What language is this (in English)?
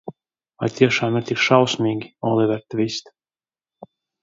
Latvian